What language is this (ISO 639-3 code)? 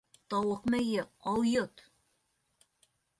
bak